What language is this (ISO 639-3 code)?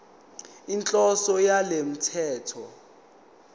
zul